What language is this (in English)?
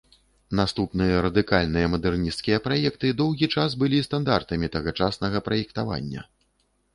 Belarusian